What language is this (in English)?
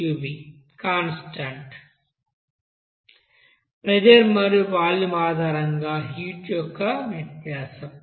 Telugu